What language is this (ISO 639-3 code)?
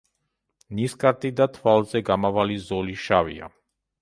kat